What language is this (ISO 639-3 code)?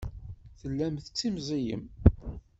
kab